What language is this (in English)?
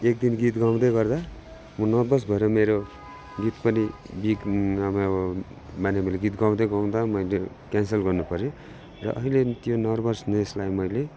Nepali